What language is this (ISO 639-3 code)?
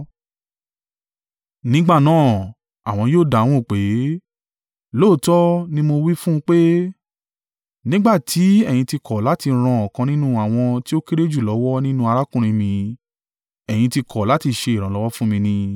yor